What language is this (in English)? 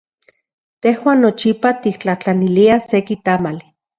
Central Puebla Nahuatl